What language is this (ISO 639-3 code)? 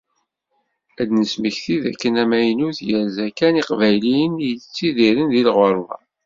kab